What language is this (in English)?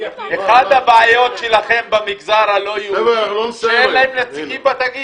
Hebrew